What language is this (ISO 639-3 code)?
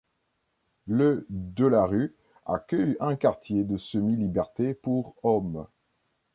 fra